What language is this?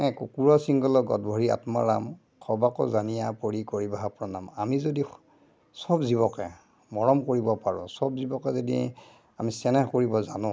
Assamese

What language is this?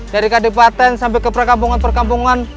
Indonesian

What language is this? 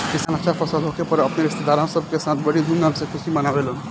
Bhojpuri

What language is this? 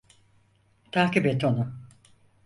Turkish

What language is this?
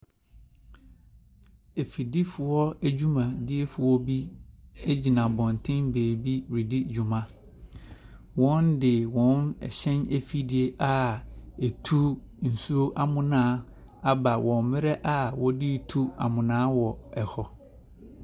Akan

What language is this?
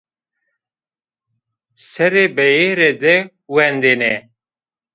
Zaza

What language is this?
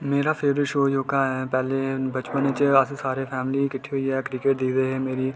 Dogri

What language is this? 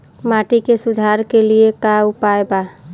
Bhojpuri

